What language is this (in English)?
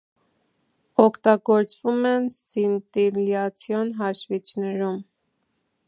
Armenian